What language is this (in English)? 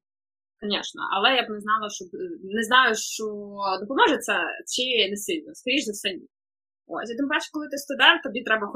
Ukrainian